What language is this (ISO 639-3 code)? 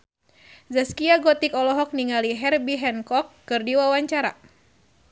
sun